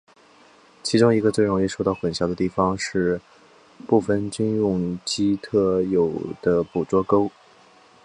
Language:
Chinese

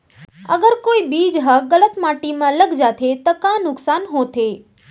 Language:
Chhattisgarhi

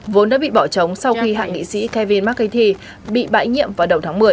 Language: Vietnamese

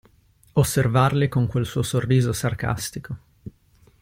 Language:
Italian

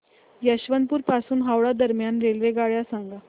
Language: Marathi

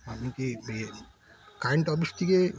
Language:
Bangla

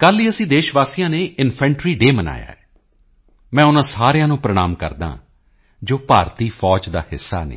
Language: Punjabi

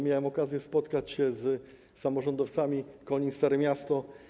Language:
Polish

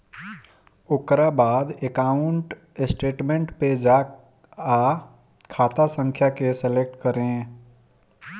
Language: Bhojpuri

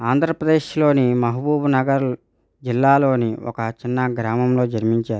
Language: Telugu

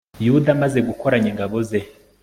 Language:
Kinyarwanda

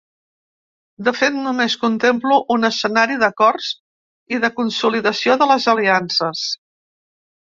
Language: Catalan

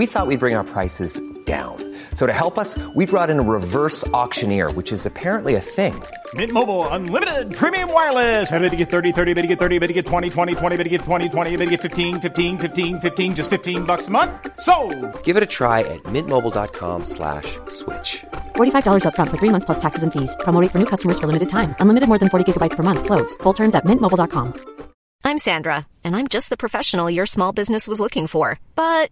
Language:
Swedish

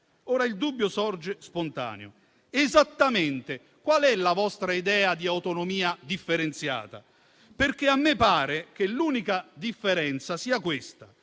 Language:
Italian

